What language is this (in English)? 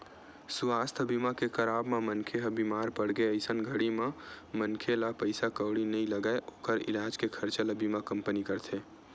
Chhattisgarhi